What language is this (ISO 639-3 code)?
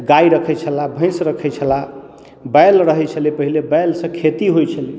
mai